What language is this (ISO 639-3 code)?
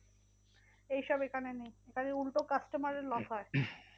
ben